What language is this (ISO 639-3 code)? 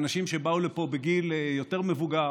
heb